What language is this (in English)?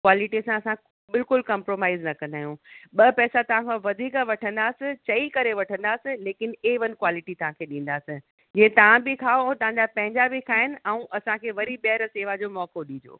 Sindhi